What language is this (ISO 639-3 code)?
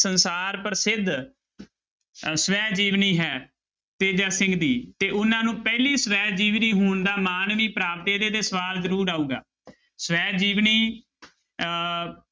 pan